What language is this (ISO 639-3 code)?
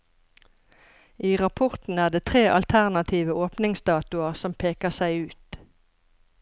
nor